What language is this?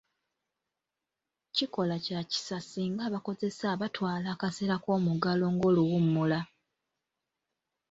Ganda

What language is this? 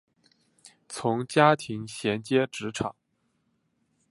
Chinese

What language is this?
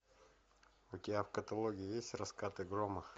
Russian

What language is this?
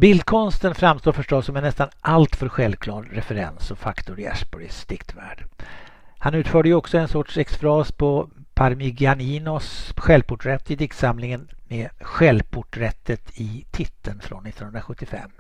Swedish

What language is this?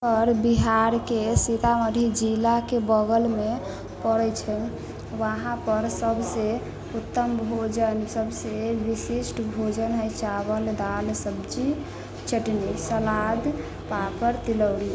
Maithili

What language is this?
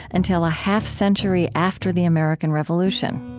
English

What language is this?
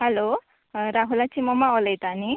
Konkani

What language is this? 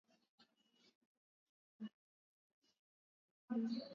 Swahili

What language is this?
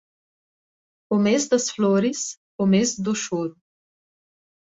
Portuguese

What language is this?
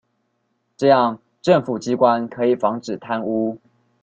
Chinese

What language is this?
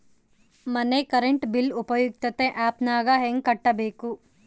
Kannada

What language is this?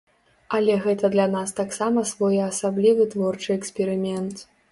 Belarusian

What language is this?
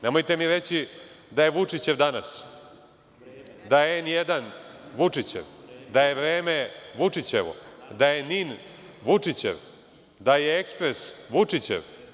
Serbian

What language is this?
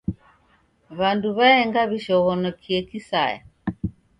Taita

